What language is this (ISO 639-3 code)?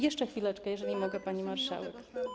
pol